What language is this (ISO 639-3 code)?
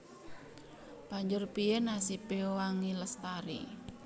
jav